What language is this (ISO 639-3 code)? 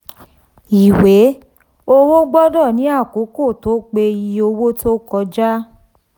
yor